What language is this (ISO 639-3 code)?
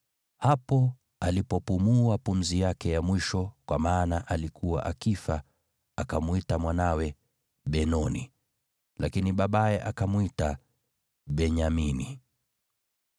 swa